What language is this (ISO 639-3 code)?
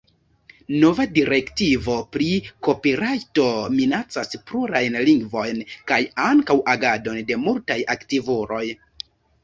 epo